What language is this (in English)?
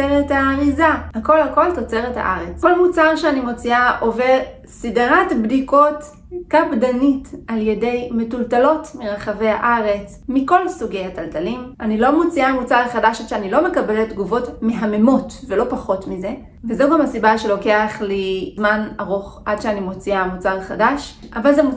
Hebrew